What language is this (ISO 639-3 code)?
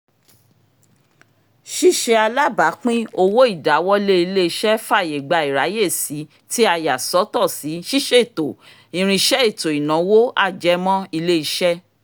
yor